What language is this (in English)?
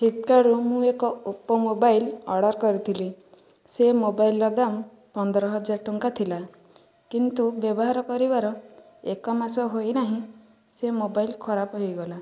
Odia